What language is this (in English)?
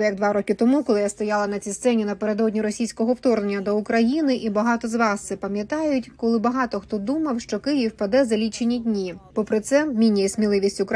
Ukrainian